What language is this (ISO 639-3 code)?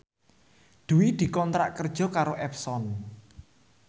jav